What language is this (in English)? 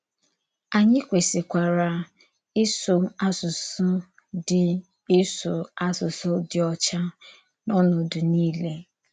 Igbo